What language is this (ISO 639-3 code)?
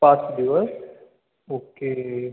mar